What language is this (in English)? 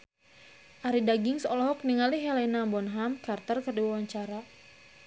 Sundanese